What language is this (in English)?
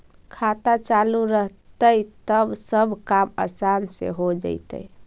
Magahi